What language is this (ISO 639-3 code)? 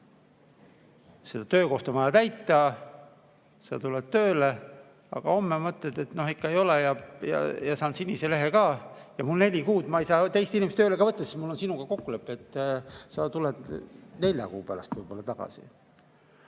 est